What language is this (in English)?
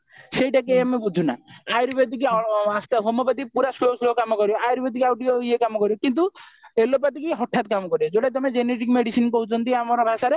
Odia